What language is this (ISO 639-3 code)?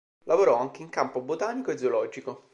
ita